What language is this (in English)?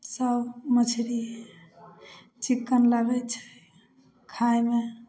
Maithili